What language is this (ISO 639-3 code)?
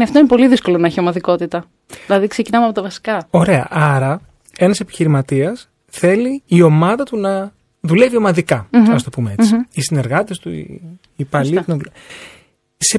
ell